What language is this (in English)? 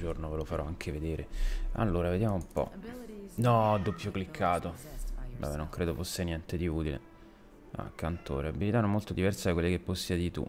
Italian